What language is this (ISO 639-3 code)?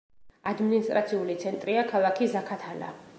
kat